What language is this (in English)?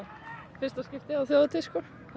Icelandic